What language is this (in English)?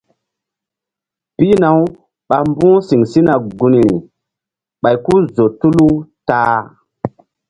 Mbum